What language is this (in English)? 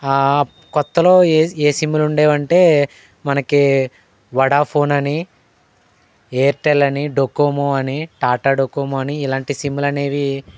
Telugu